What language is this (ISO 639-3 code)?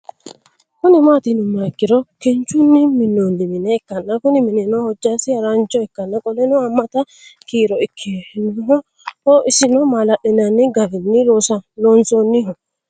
sid